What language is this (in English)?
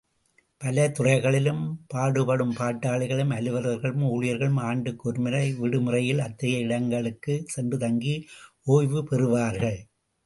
Tamil